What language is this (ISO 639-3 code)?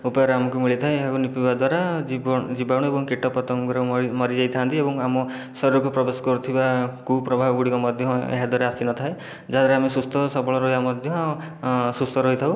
ori